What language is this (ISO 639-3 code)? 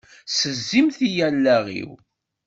kab